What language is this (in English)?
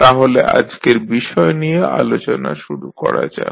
Bangla